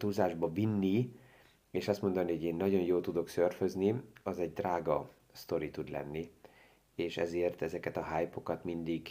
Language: Hungarian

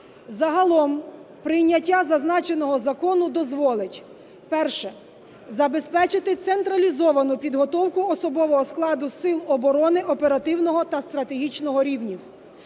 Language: Ukrainian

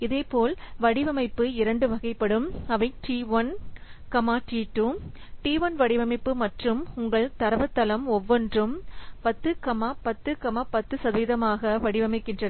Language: Tamil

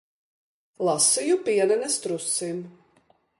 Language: Latvian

